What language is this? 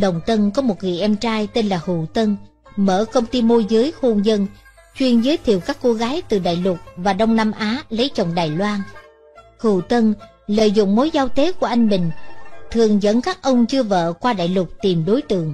Vietnamese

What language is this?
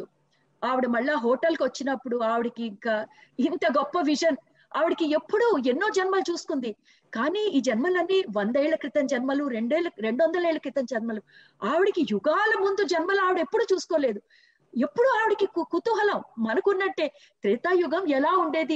Telugu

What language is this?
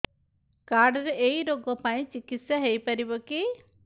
Odia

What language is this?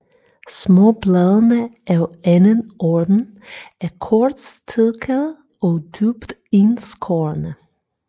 Danish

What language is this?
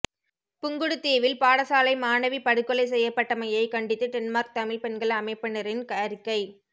Tamil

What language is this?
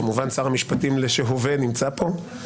Hebrew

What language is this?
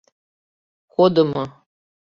Mari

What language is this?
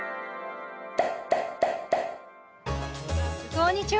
Japanese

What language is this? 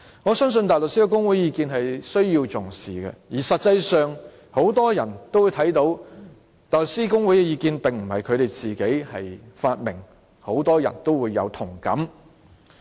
Cantonese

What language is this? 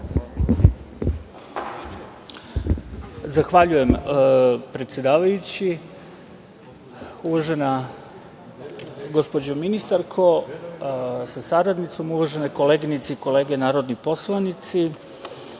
Serbian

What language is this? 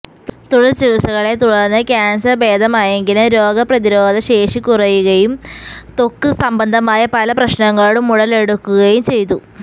Malayalam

